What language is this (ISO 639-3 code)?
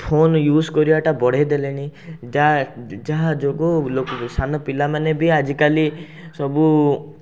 ori